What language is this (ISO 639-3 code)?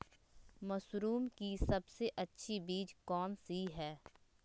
mag